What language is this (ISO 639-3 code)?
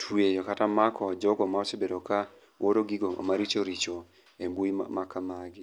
luo